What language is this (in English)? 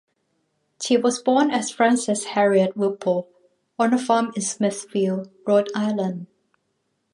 English